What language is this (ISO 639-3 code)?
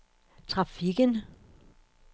dan